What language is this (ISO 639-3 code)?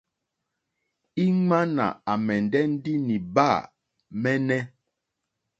bri